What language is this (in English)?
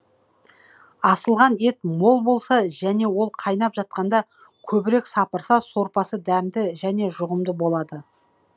Kazakh